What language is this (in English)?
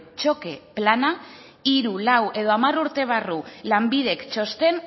Basque